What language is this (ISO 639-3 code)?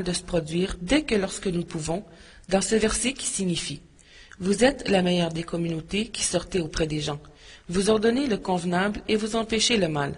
fra